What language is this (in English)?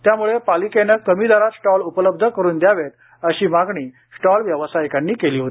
Marathi